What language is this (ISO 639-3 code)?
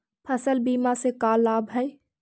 mag